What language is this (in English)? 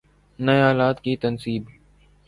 Urdu